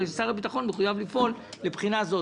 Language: Hebrew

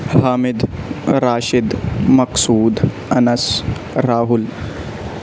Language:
Urdu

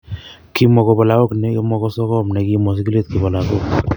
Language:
Kalenjin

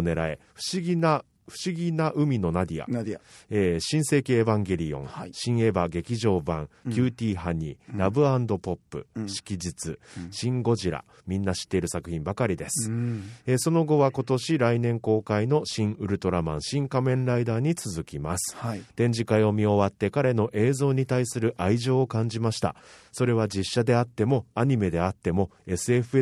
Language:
Japanese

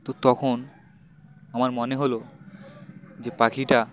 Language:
Bangla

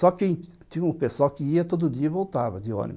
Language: Portuguese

